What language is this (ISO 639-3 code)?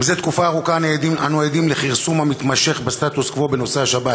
heb